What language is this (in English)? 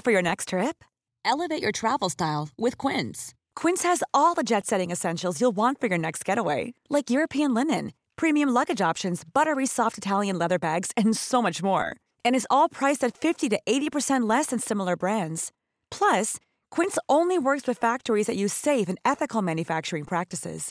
Filipino